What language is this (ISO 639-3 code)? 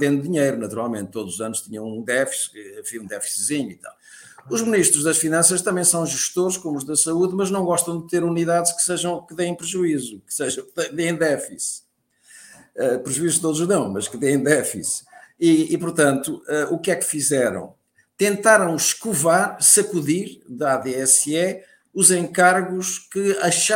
por